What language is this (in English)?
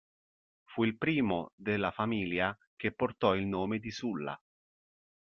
Italian